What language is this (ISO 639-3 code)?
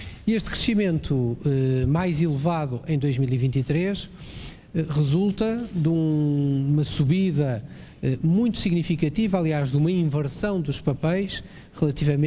por